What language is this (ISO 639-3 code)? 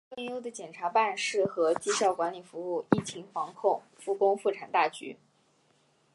zho